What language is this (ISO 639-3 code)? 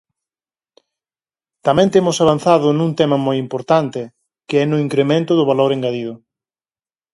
glg